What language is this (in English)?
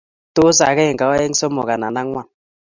Kalenjin